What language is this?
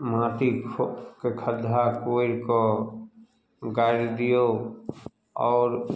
Maithili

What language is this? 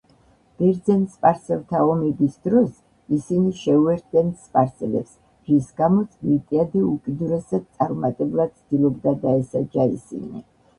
Georgian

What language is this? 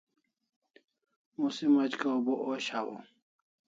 Kalasha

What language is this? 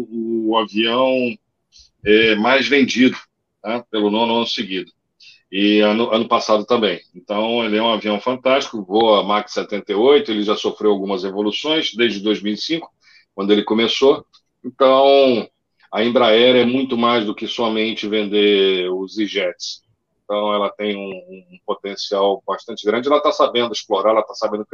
Portuguese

